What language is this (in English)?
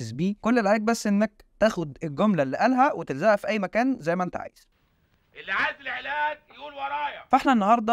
Arabic